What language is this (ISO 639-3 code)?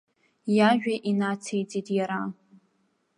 abk